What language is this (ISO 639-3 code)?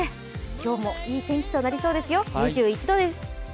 jpn